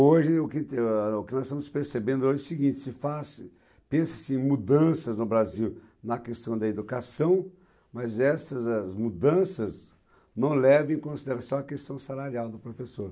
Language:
Portuguese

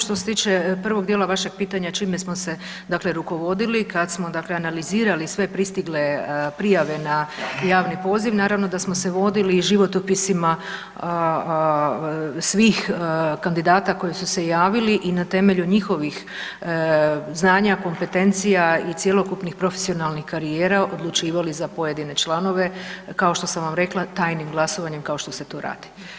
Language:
Croatian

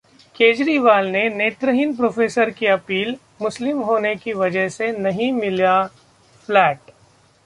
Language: Hindi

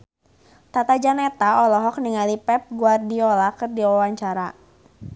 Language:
Sundanese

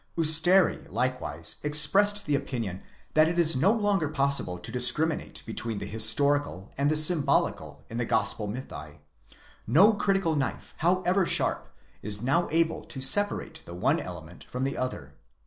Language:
English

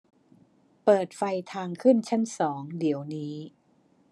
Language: Thai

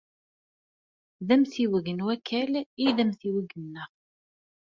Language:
Kabyle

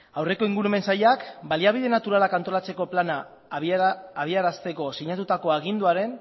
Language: Basque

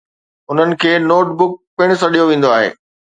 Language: Sindhi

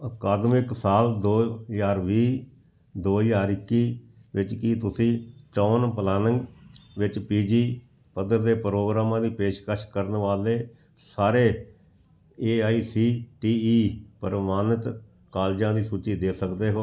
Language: Punjabi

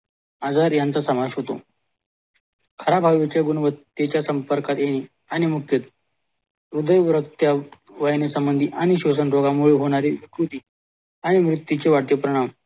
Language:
Marathi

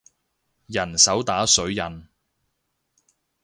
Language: Cantonese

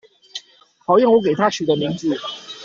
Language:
Chinese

